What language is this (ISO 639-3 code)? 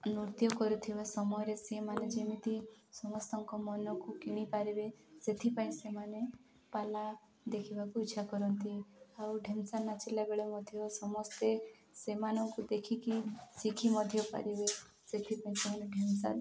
ori